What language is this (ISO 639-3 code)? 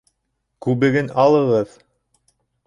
bak